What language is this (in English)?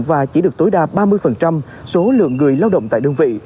Vietnamese